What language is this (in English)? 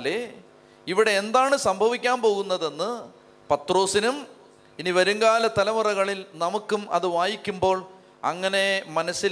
Malayalam